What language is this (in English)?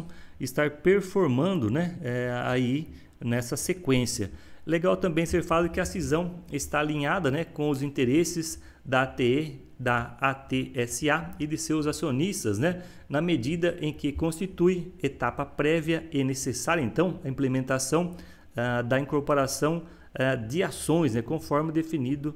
Portuguese